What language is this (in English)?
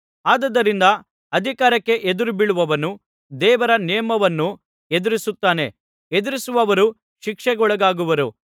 Kannada